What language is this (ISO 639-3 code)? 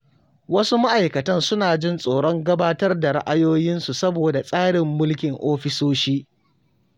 hau